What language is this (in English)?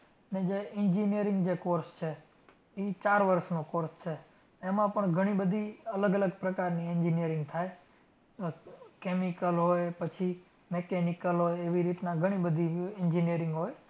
Gujarati